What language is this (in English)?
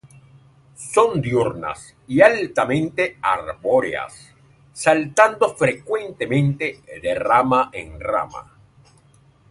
Spanish